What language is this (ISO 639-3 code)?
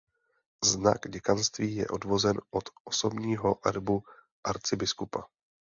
ces